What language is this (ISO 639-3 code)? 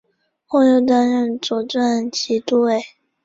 zho